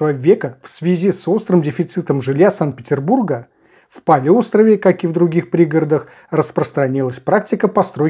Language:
Russian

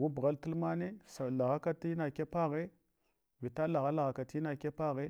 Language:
Hwana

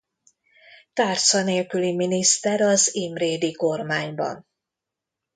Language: Hungarian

